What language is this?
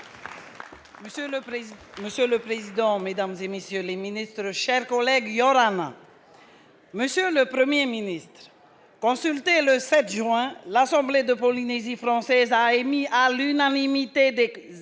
French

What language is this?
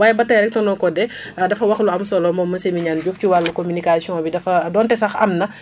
Wolof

